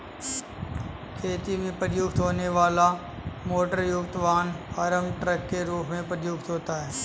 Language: Hindi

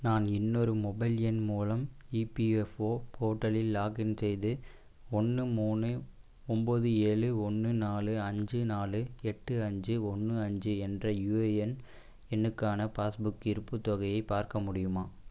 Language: Tamil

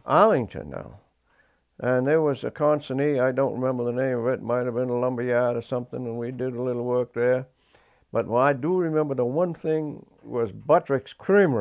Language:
English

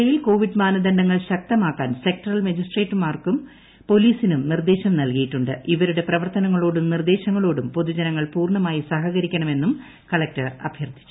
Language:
Malayalam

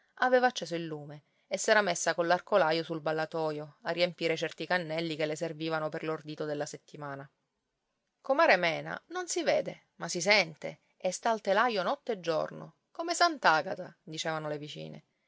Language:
Italian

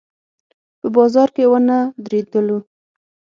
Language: Pashto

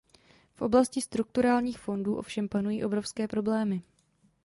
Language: Czech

